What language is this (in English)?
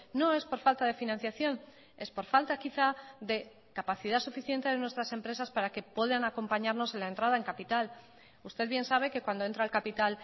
Spanish